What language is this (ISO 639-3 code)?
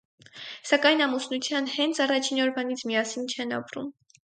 hye